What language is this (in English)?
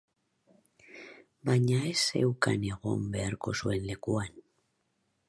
Basque